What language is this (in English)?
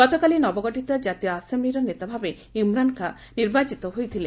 Odia